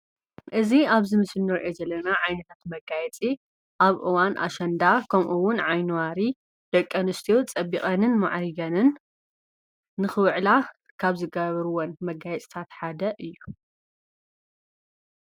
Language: Tigrinya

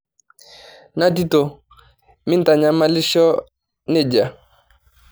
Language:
Masai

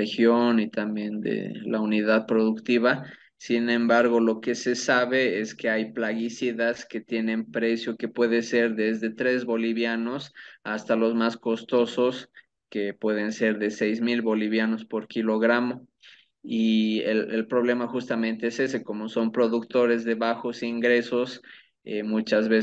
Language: Spanish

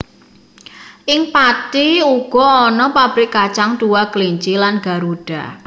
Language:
Javanese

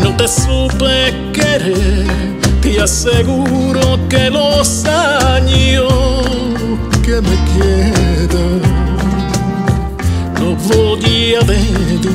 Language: Romanian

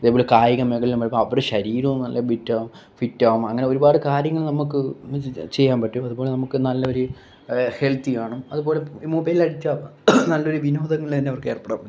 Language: Malayalam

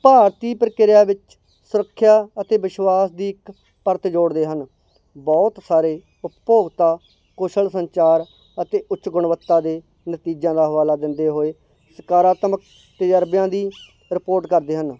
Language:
Punjabi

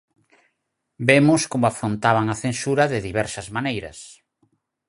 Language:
Galician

